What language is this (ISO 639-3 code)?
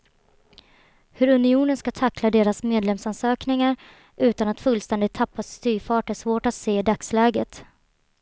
swe